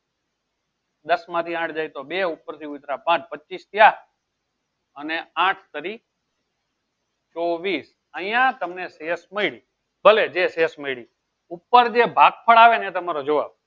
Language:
Gujarati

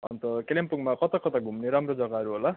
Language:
Nepali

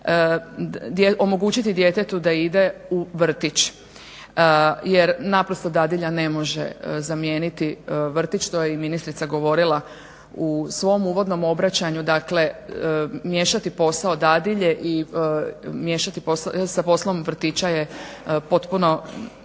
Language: Croatian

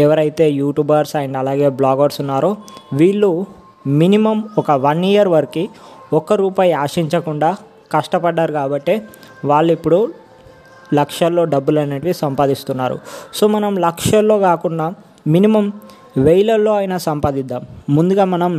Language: Telugu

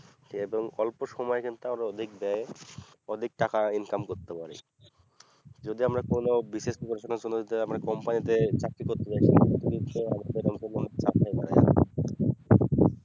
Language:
Bangla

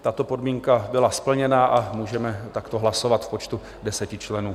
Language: Czech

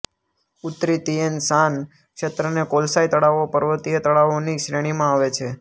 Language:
Gujarati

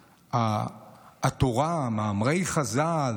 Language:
Hebrew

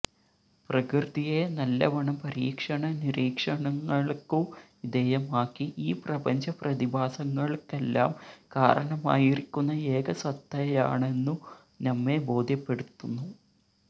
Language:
Malayalam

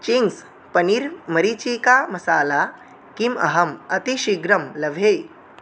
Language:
Sanskrit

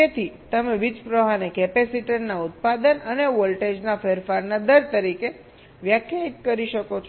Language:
Gujarati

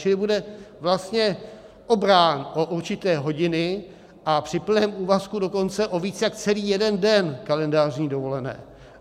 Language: Czech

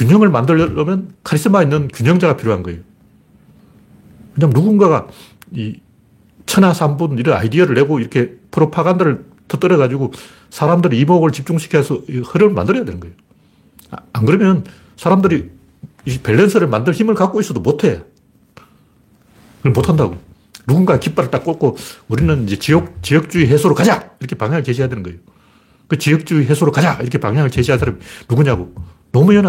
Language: Korean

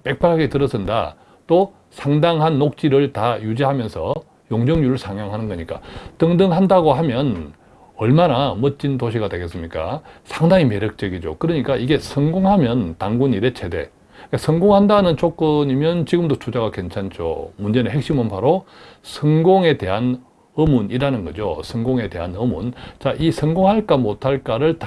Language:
Korean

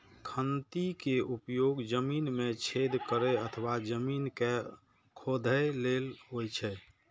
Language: Maithili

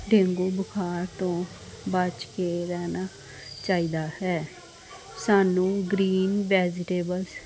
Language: Punjabi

